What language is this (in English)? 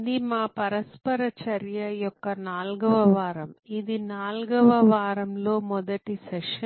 Telugu